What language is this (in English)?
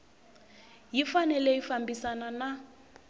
Tsonga